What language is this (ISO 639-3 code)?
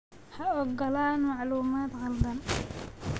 som